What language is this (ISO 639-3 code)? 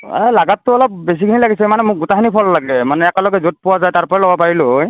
asm